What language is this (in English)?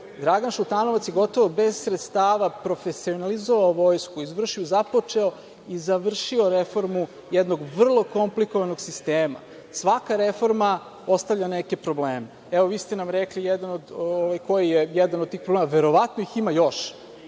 Serbian